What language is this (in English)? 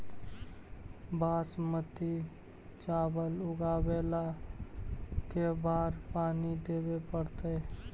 Magahi